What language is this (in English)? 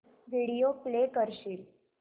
Marathi